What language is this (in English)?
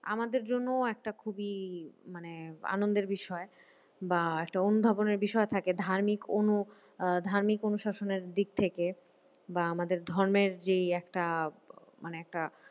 Bangla